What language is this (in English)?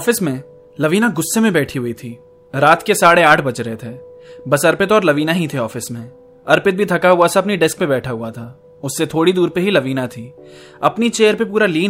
Hindi